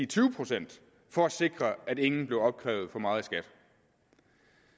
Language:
Danish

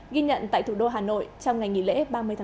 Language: Vietnamese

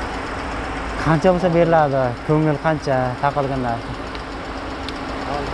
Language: Turkish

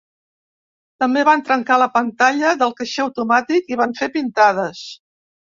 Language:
Catalan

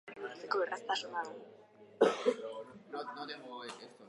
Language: Basque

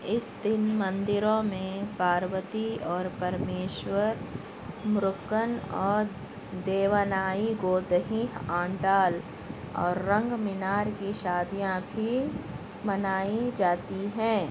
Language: Urdu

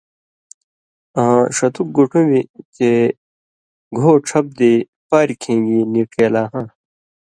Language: Indus Kohistani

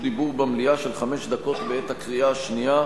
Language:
Hebrew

